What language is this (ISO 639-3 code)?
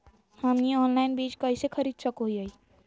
mag